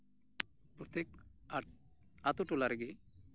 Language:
Santali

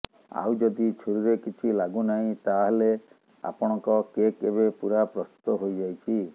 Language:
Odia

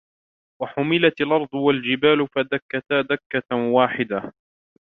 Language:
Arabic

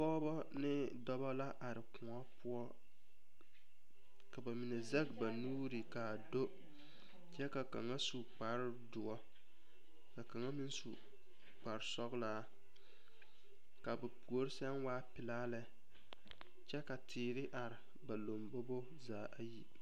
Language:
Southern Dagaare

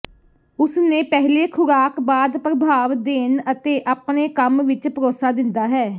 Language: Punjabi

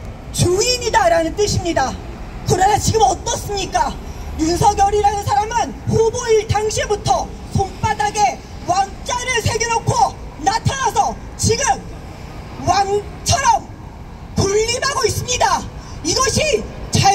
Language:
Korean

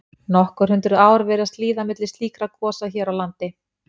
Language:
Icelandic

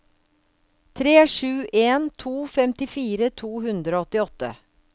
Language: Norwegian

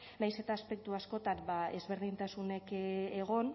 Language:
Basque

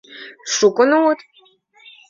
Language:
Mari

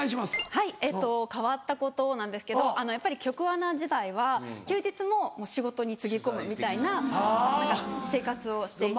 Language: Japanese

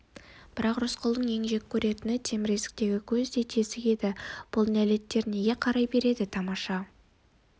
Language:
Kazakh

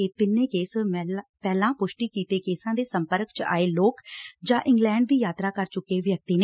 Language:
Punjabi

